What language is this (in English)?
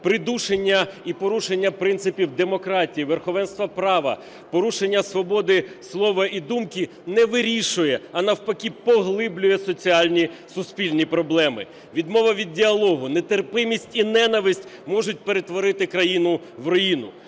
Ukrainian